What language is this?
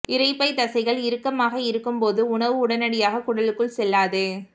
Tamil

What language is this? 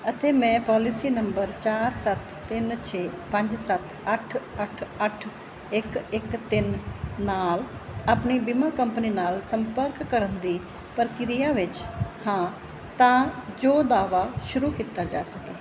Punjabi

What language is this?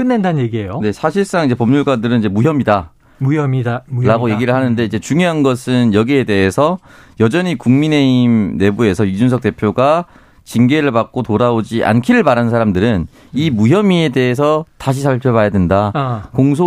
Korean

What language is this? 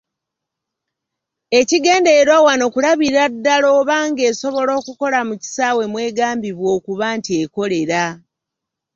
Ganda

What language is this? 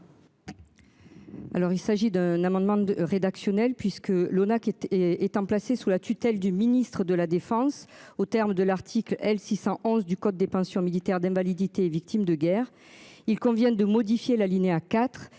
French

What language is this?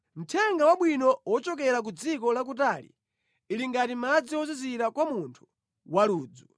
Nyanja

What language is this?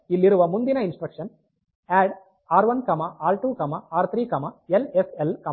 Kannada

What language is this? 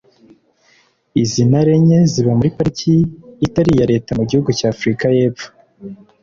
Kinyarwanda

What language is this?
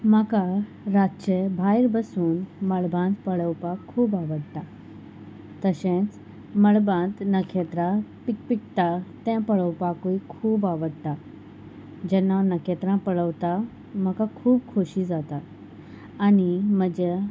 Konkani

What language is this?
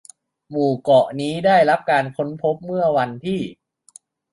Thai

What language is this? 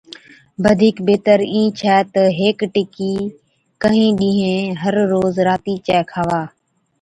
Od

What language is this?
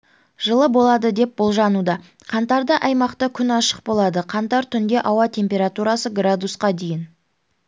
Kazakh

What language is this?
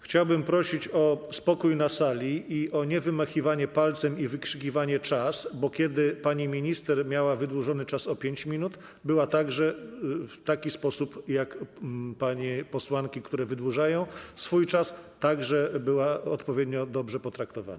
Polish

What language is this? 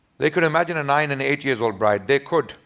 English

